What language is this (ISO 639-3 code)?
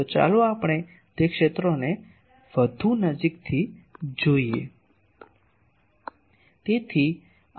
guj